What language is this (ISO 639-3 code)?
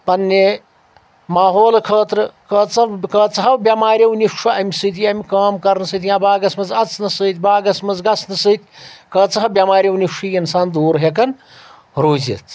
kas